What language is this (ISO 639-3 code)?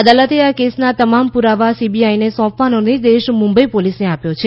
guj